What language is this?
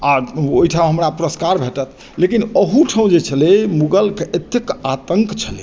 Maithili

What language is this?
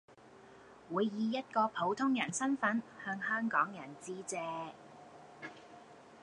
Cantonese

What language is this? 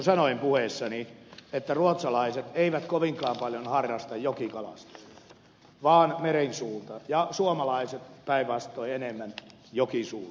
Finnish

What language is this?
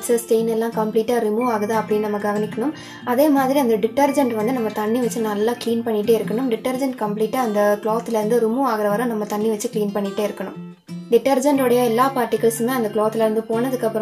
Romanian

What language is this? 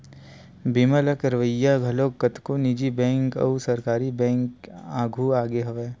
Chhattisgarhi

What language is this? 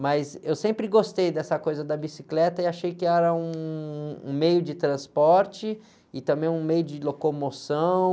Portuguese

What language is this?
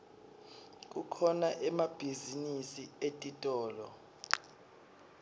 Swati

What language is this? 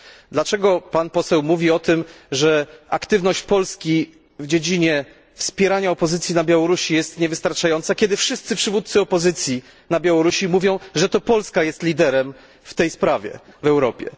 Polish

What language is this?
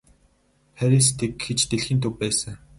Mongolian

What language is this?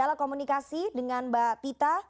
Indonesian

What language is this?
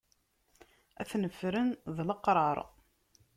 Kabyle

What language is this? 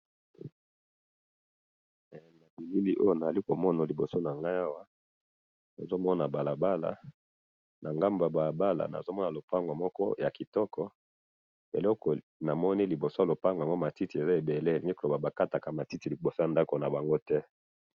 Lingala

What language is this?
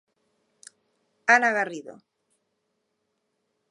Galician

